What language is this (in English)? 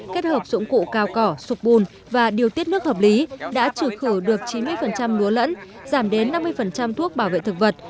Vietnamese